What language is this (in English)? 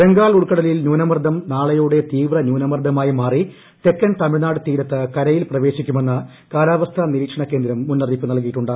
Malayalam